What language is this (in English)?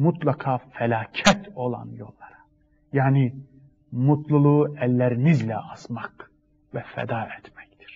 Turkish